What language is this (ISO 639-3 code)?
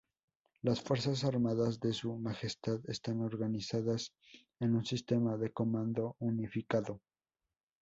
spa